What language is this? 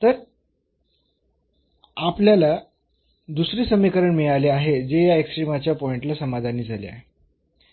Marathi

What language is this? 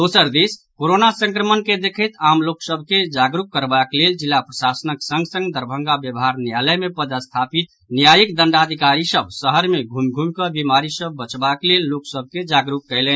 Maithili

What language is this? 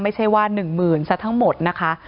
Thai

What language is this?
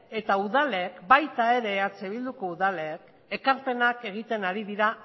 Basque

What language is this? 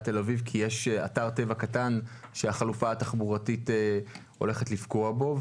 Hebrew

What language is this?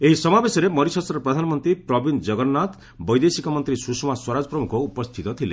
Odia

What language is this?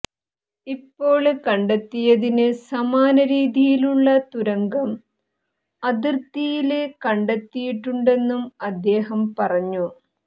Malayalam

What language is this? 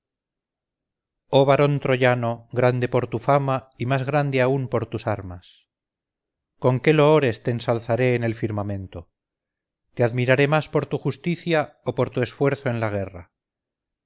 Spanish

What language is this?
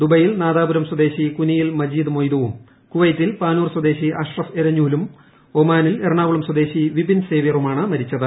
Malayalam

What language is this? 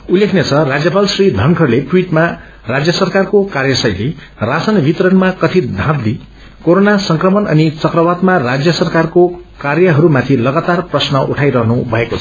Nepali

